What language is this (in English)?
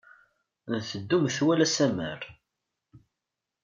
Kabyle